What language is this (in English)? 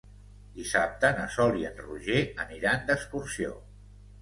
Catalan